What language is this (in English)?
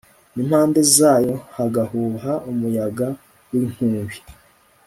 Kinyarwanda